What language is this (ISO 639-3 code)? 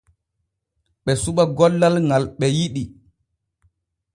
fue